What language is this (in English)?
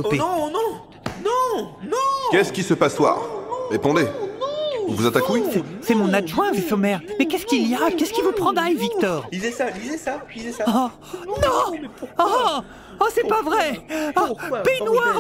French